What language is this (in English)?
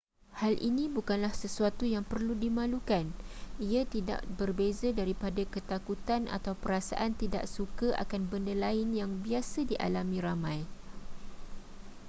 Malay